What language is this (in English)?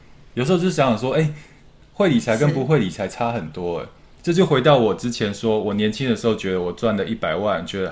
Chinese